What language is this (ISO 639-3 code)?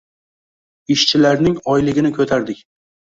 uzb